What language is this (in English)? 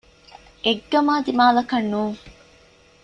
Divehi